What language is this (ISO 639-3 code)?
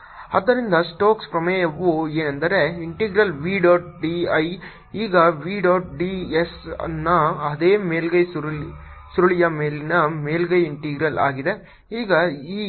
kan